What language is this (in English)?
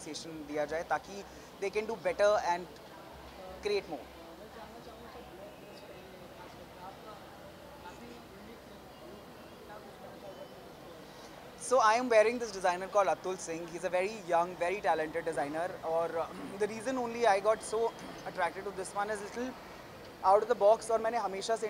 Hindi